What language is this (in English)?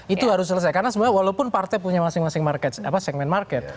Indonesian